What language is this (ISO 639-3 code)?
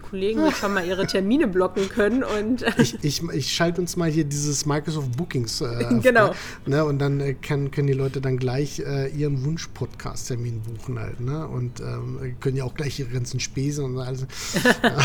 deu